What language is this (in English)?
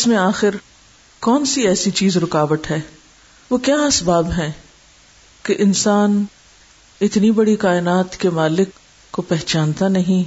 Urdu